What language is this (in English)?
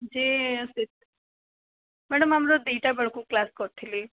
Odia